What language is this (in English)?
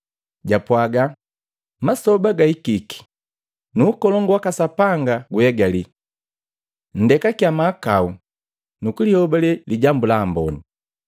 Matengo